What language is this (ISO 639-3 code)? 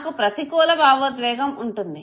tel